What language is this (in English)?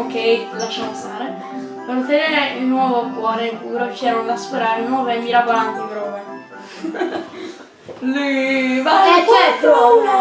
Italian